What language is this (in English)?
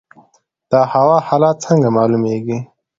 Pashto